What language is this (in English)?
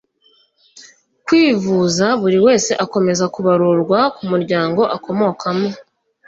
Kinyarwanda